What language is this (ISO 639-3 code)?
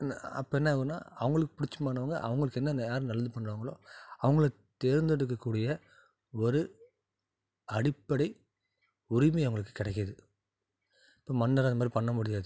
tam